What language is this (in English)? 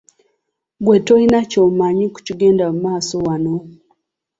Ganda